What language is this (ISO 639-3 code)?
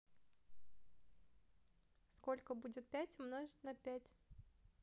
rus